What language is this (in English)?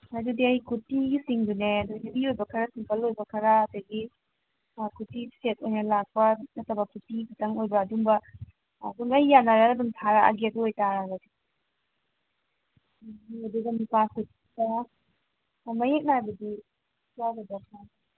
Manipuri